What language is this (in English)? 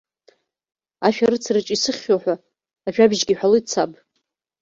Abkhazian